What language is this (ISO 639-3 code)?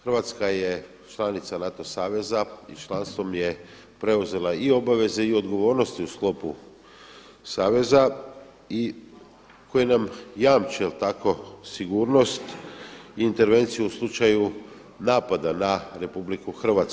hrv